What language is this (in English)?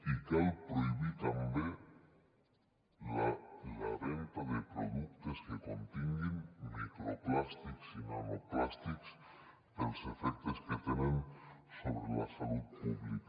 Catalan